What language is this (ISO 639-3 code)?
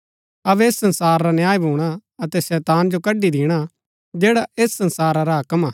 gbk